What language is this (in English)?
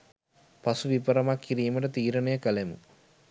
Sinhala